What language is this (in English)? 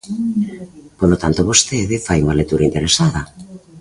Galician